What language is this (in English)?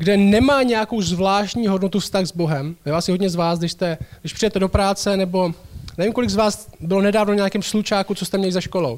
Czech